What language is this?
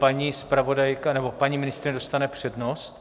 Czech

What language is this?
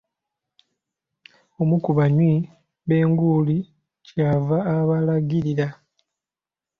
Ganda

